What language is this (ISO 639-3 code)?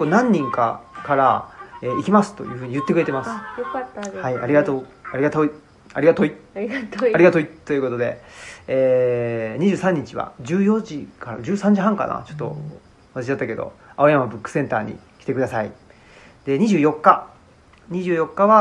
jpn